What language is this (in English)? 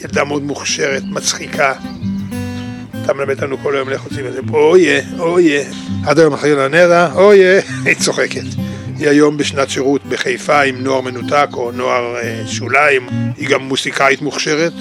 Hebrew